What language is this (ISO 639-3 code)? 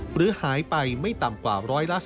tha